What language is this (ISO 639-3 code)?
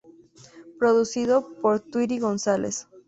spa